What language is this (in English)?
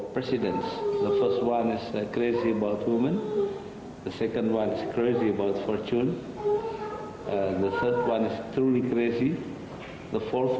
Indonesian